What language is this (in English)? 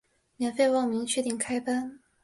Chinese